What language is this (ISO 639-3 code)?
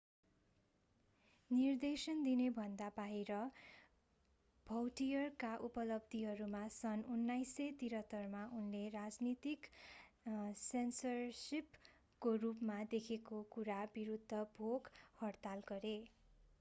nep